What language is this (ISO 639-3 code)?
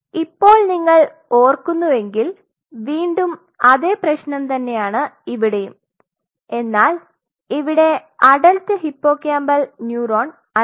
mal